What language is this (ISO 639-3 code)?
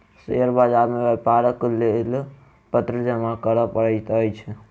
mai